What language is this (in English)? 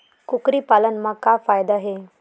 Chhattisgarhi